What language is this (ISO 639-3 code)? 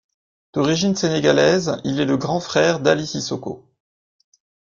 fra